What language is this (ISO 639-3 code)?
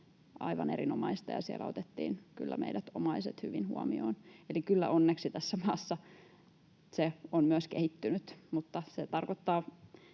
fin